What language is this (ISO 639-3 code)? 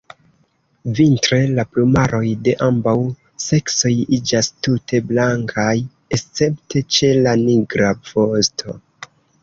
epo